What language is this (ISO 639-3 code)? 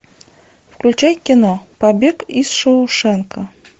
rus